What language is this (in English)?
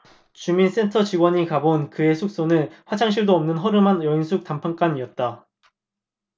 Korean